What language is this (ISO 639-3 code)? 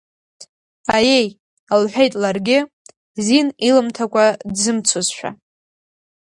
abk